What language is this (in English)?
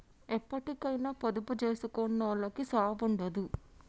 Telugu